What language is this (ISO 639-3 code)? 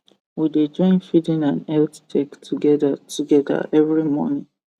pcm